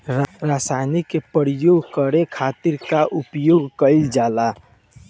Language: Bhojpuri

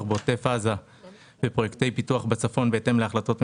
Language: Hebrew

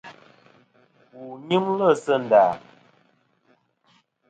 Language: Kom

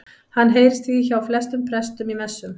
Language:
Icelandic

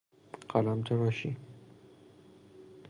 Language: Persian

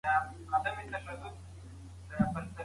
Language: Pashto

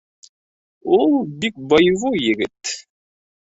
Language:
Bashkir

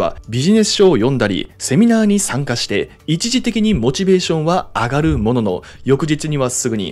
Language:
Japanese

